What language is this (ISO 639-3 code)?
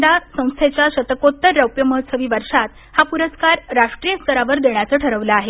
mar